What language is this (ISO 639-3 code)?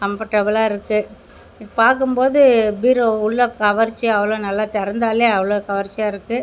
tam